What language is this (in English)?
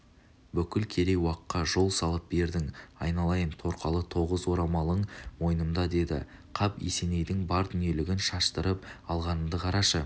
Kazakh